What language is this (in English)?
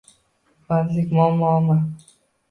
Uzbek